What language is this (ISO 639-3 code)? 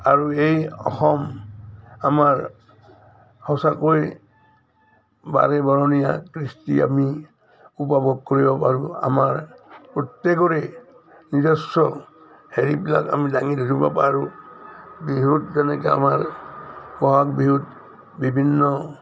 asm